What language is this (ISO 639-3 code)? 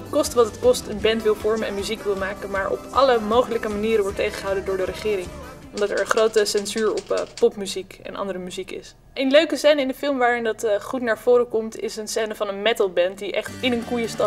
nld